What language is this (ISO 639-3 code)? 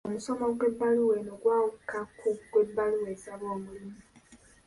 lug